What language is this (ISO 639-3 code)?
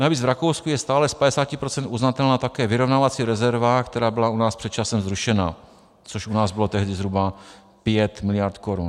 ces